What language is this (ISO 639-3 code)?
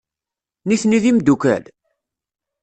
kab